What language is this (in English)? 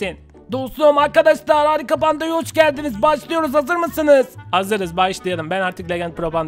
Turkish